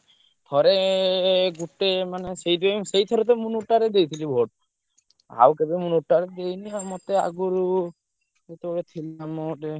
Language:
Odia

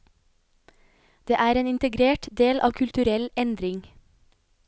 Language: Norwegian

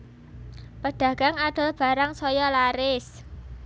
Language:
Javanese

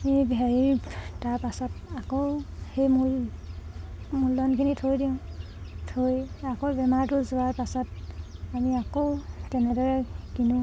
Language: Assamese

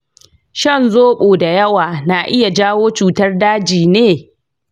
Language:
Hausa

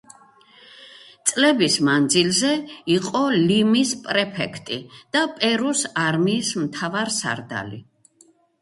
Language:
Georgian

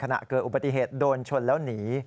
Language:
Thai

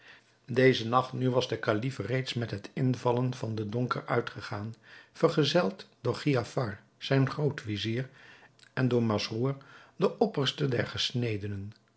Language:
Dutch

